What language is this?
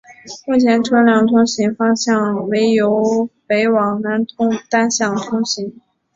Chinese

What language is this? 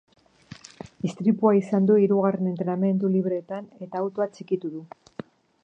Basque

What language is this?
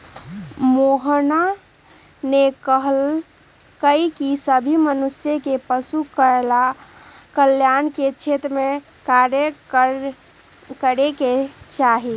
Magahi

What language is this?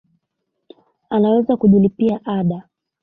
Swahili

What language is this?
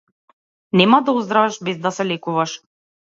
Macedonian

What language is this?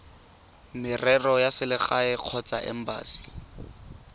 Tswana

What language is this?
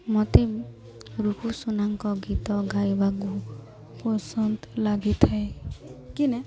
Odia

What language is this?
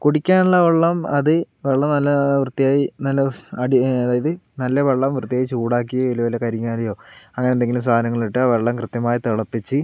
Malayalam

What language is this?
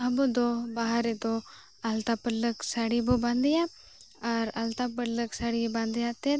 Santali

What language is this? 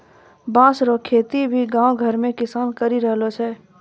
Maithili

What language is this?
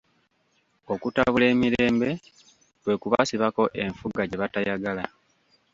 Ganda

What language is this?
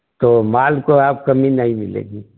Hindi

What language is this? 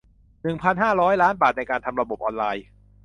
Thai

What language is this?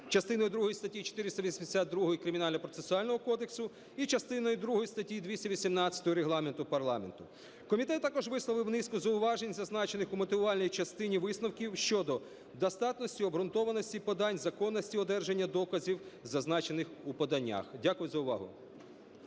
Ukrainian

